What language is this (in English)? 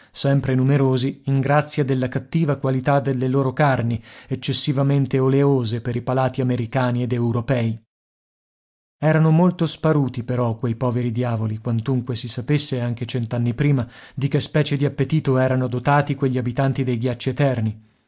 Italian